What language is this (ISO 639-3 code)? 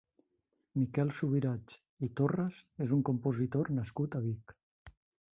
cat